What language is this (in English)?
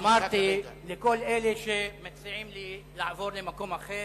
Hebrew